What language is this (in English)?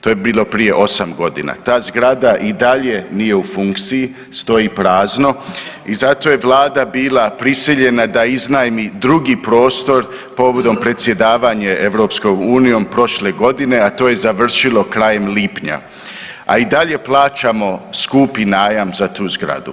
Croatian